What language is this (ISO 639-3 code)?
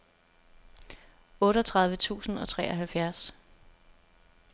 dan